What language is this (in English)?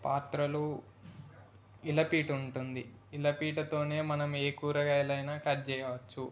Telugu